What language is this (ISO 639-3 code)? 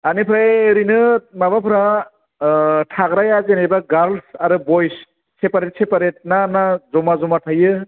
brx